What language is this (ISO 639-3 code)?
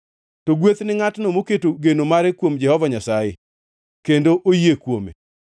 luo